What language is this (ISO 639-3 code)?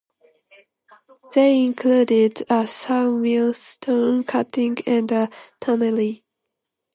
eng